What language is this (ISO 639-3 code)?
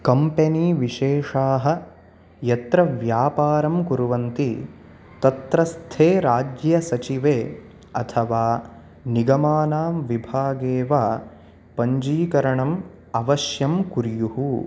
san